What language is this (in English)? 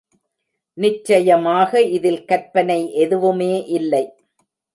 Tamil